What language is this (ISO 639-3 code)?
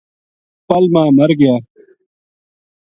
gju